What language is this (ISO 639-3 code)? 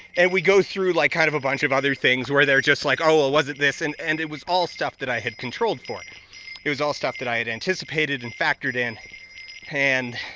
eng